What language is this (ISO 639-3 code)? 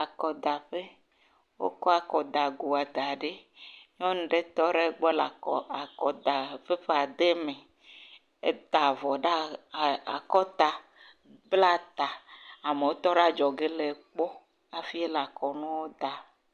ewe